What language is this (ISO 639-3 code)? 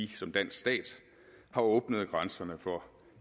dan